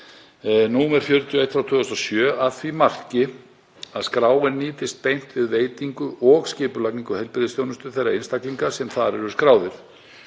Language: Icelandic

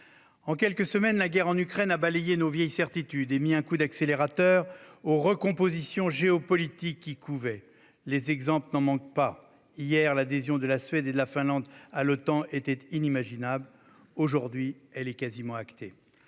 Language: French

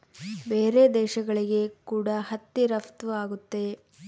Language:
Kannada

